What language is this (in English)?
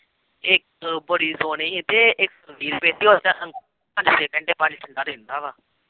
Punjabi